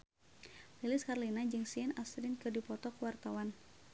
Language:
Sundanese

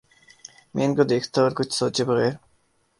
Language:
Urdu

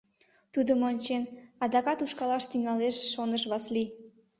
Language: Mari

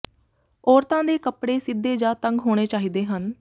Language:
Punjabi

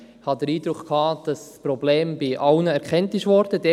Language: Swiss German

